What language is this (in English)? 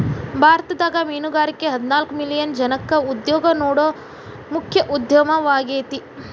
Kannada